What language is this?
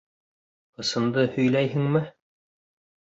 Bashkir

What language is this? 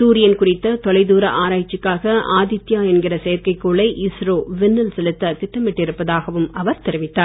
Tamil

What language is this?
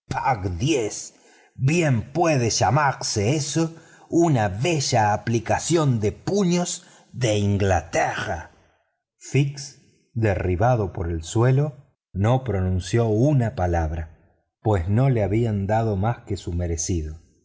Spanish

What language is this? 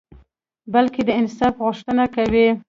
Pashto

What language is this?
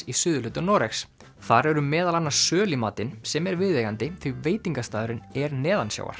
Icelandic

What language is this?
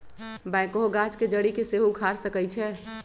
Magahi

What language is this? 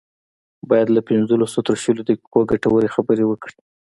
Pashto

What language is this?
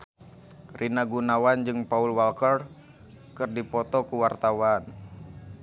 Sundanese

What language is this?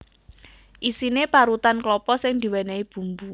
Javanese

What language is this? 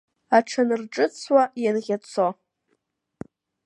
Abkhazian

